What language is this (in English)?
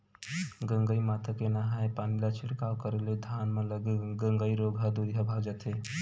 Chhattisgarhi